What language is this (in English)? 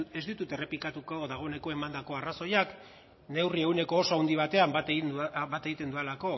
Basque